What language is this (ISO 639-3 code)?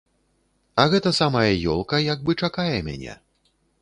bel